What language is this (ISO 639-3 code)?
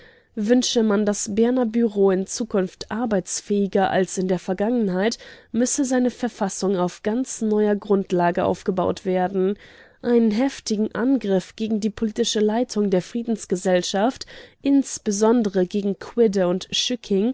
deu